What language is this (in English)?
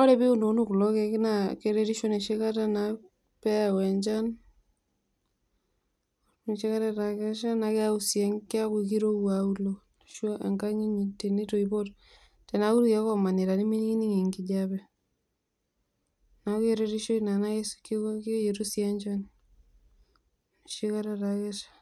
Masai